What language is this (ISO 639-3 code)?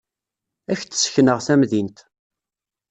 kab